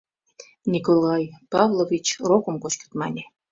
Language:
Mari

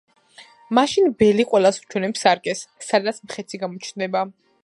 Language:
Georgian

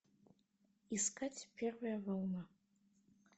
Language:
Russian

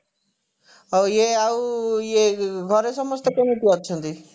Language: Odia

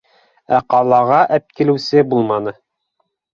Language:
Bashkir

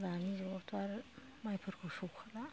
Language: Bodo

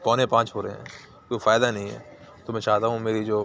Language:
Urdu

